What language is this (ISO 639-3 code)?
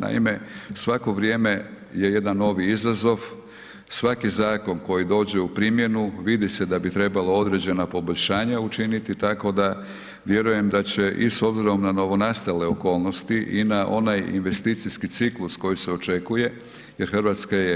hrv